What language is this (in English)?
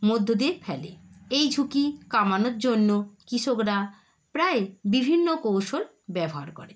Bangla